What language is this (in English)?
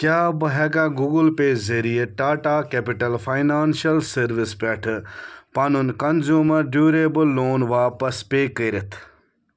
Kashmiri